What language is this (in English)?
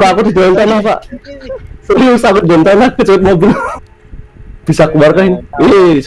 Indonesian